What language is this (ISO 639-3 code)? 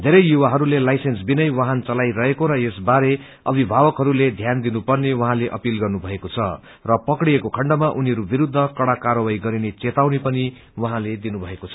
nep